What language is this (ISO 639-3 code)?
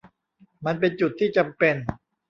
tha